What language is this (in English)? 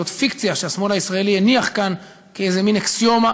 Hebrew